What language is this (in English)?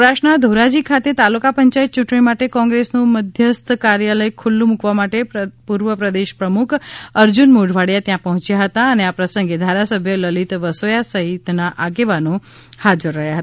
Gujarati